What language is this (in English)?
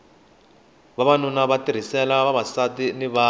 Tsonga